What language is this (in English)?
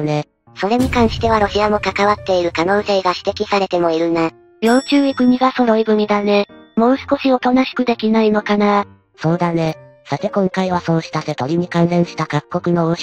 Japanese